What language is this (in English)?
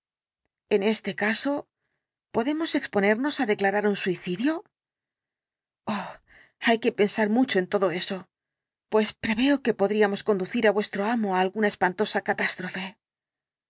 Spanish